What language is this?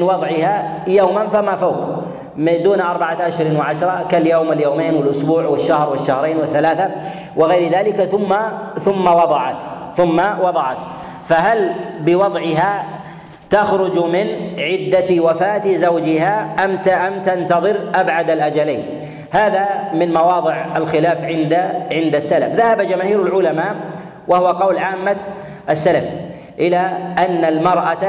Arabic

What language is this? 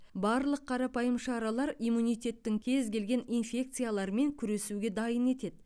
Kazakh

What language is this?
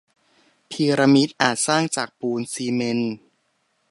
Thai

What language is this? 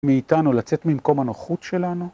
Hebrew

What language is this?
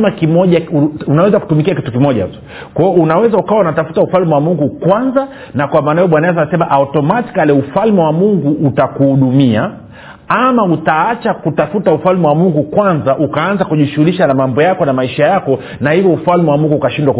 Swahili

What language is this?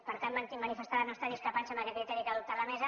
Catalan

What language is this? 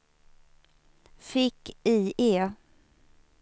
Swedish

